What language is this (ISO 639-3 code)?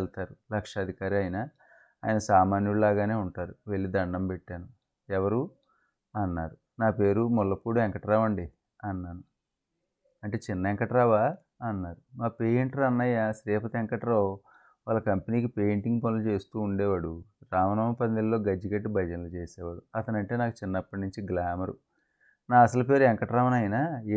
tel